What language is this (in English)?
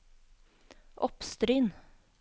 Norwegian